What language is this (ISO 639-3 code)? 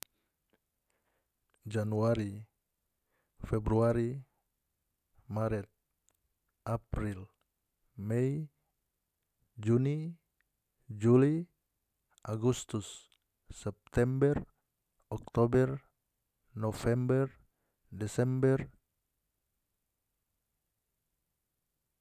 max